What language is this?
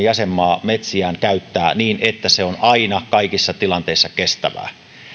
Finnish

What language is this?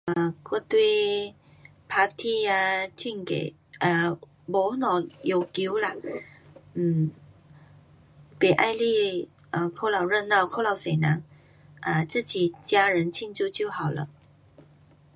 Pu-Xian Chinese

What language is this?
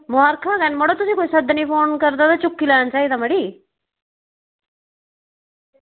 Dogri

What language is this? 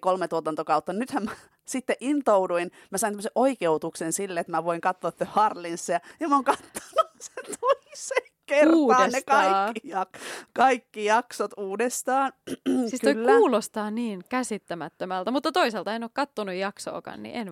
Finnish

